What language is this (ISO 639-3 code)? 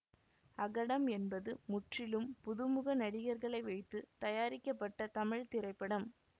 tam